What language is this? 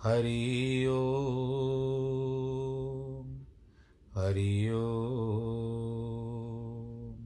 Hindi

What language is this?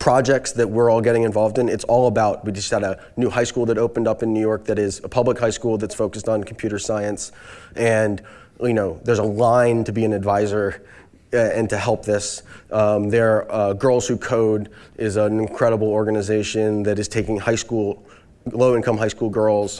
English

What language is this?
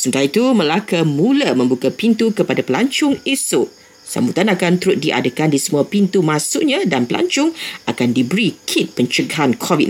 Malay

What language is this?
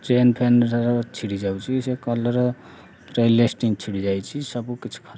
Odia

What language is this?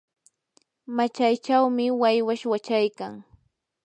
Yanahuanca Pasco Quechua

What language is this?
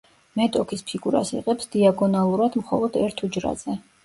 Georgian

